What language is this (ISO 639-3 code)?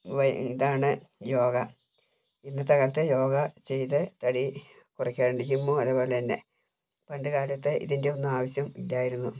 mal